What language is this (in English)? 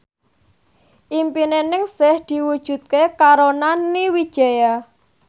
Javanese